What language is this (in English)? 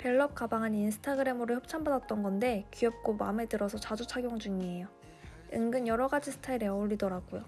Korean